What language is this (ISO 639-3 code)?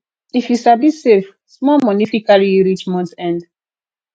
pcm